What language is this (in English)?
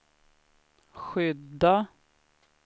Swedish